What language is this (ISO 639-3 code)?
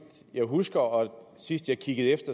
dan